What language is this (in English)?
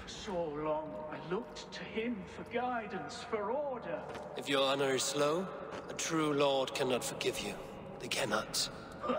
Polish